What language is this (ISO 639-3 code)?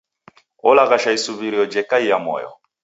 dav